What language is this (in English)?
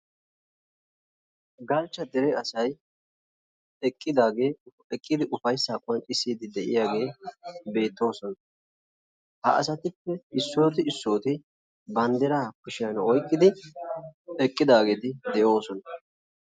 Wolaytta